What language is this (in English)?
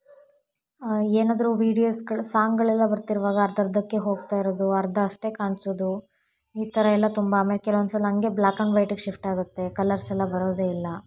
Kannada